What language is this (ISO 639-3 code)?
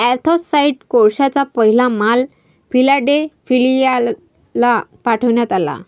mar